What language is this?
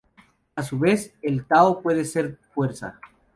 Spanish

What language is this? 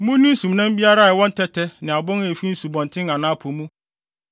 Akan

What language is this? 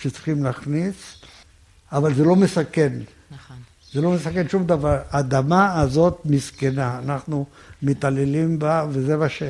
Hebrew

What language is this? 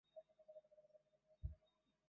Chinese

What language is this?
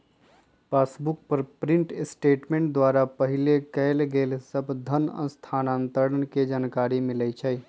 Magahi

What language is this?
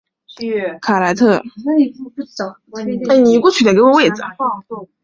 Chinese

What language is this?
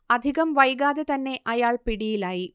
Malayalam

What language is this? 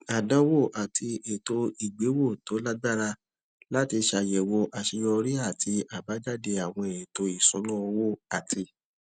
Yoruba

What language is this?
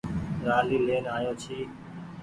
Goaria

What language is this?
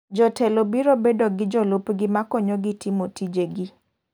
Luo (Kenya and Tanzania)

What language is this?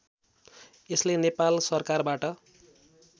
Nepali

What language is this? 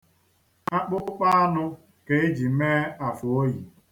Igbo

